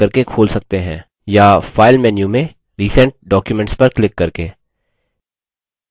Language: Hindi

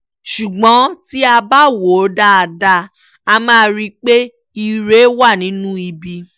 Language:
Yoruba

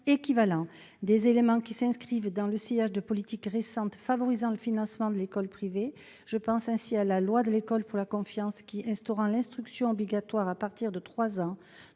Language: French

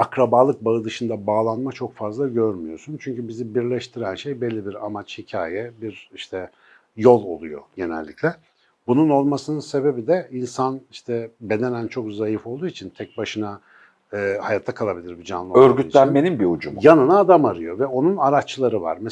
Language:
Turkish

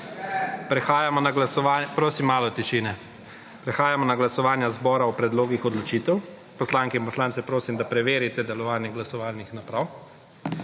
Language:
Slovenian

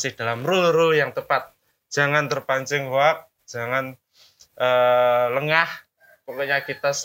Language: Indonesian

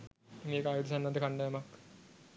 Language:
Sinhala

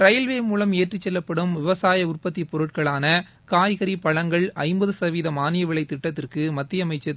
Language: Tamil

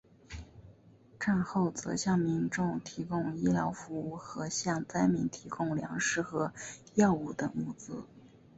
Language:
Chinese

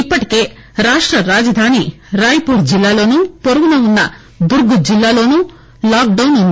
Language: Telugu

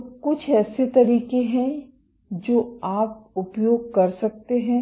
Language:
Hindi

